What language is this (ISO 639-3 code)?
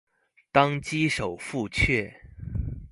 zho